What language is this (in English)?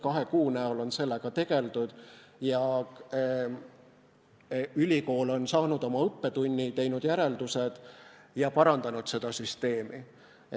Estonian